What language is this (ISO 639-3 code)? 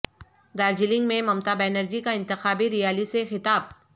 urd